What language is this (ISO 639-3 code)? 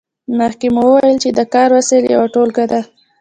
pus